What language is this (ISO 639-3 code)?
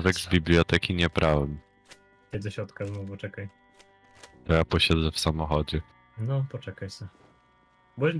pol